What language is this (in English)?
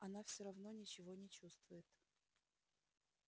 Russian